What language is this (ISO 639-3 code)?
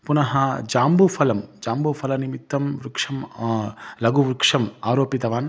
san